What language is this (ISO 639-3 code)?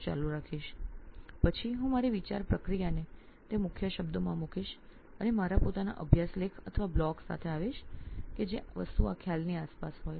guj